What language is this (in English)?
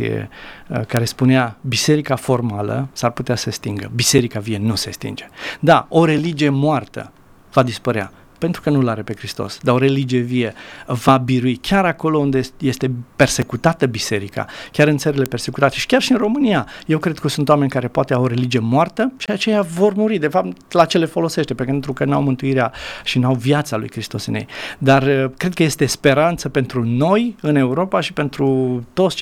Romanian